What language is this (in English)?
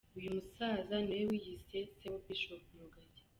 Kinyarwanda